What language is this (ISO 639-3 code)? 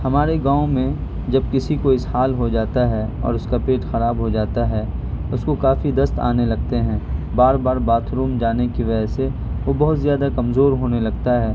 urd